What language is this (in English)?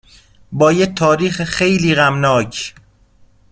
Persian